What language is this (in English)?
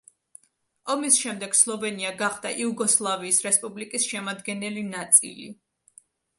Georgian